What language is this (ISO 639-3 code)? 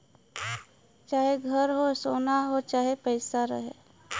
bho